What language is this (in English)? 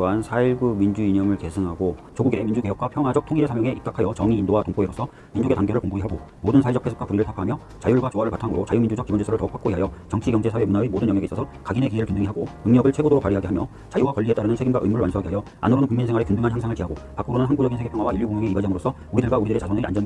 Korean